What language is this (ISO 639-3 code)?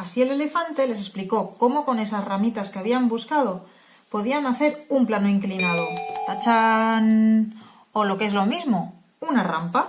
spa